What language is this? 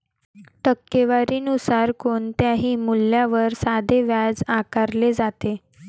Marathi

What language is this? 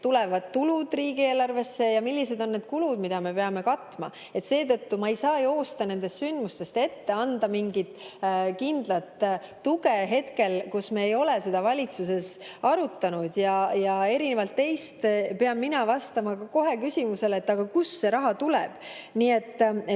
Estonian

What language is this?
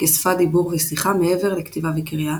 Hebrew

